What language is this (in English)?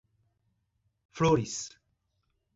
Portuguese